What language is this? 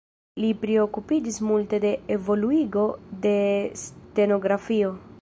Esperanto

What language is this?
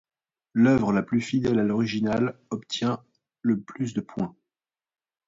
French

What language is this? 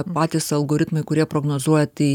Lithuanian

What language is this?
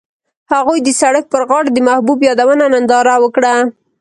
Pashto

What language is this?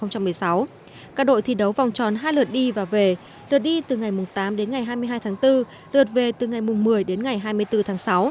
Vietnamese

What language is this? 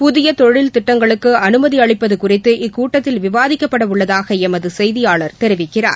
Tamil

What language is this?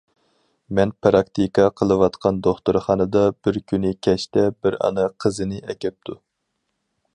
Uyghur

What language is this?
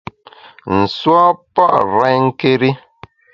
Bamun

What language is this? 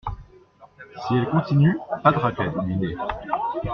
French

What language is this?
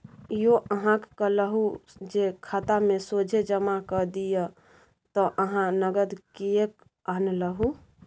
Maithili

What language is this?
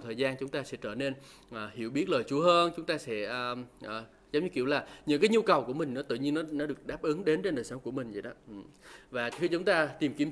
Vietnamese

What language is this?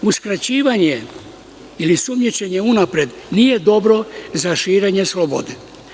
Serbian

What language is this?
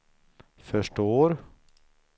Swedish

